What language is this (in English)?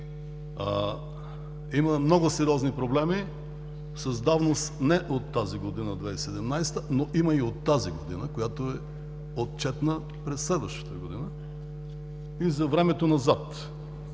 Bulgarian